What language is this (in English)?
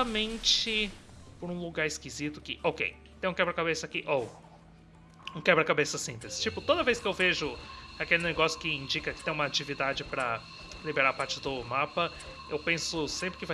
Portuguese